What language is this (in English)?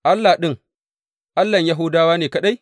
Hausa